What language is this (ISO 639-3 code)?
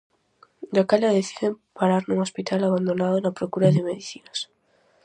glg